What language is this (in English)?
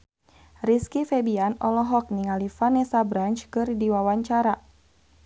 Sundanese